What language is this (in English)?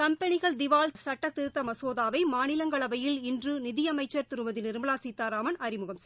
Tamil